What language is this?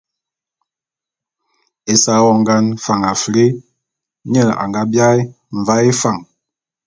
Bulu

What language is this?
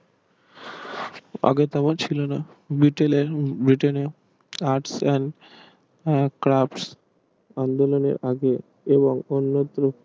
Bangla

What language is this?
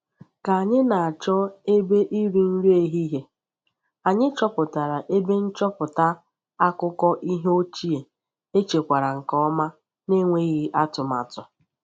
Igbo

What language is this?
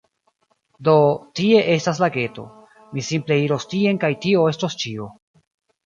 Esperanto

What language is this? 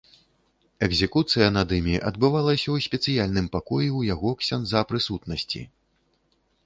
Belarusian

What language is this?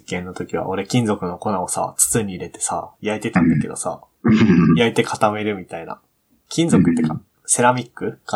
Japanese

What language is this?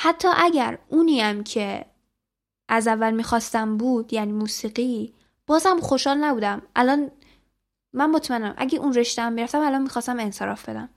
Persian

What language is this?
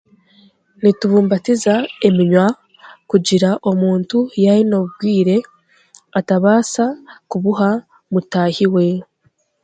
Chiga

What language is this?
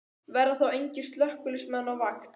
Icelandic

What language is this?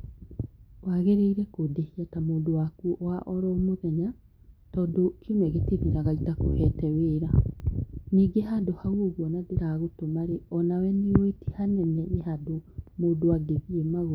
Kikuyu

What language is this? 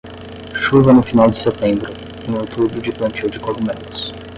Portuguese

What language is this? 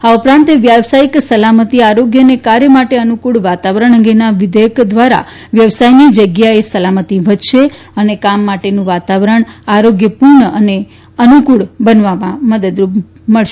Gujarati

